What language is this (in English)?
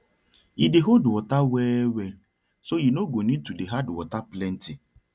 Nigerian Pidgin